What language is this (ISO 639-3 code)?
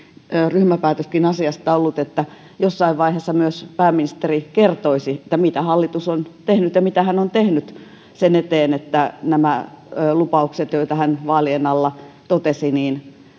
fin